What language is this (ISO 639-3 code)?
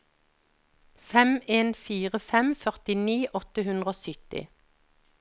nor